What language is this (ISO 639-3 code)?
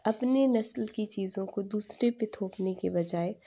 urd